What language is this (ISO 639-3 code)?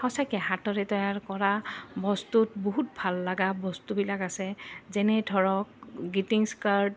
asm